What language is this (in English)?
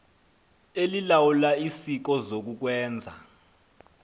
Xhosa